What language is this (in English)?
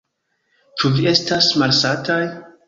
Esperanto